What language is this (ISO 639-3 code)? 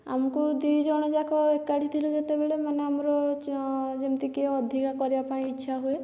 ori